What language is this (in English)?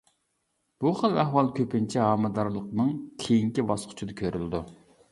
Uyghur